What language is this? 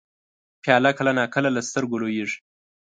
Pashto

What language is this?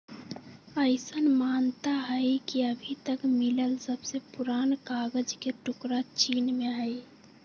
Magahi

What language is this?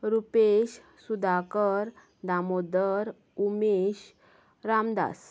Konkani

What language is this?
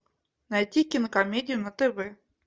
Russian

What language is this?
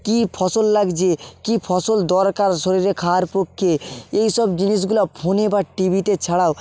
Bangla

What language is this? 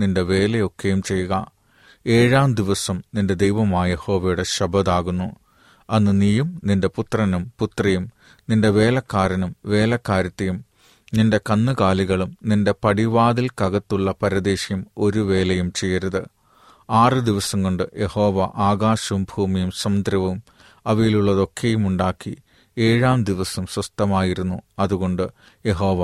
Malayalam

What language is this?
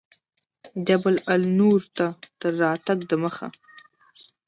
Pashto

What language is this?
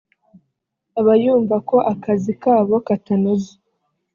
Kinyarwanda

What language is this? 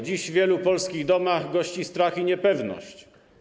Polish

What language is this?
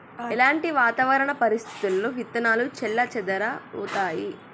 Telugu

